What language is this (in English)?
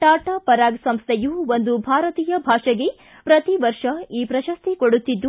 Kannada